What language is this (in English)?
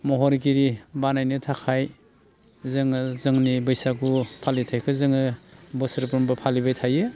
Bodo